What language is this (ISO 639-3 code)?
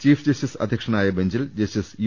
mal